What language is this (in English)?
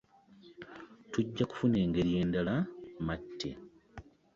Ganda